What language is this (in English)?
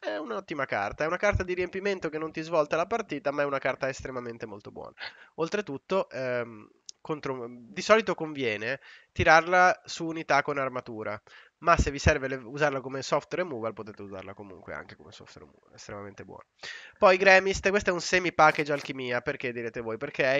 Italian